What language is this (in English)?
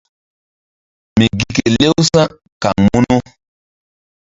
Mbum